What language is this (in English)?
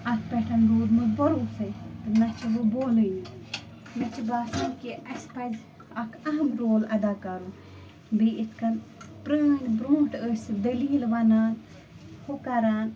Kashmiri